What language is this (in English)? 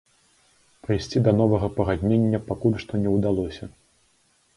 Belarusian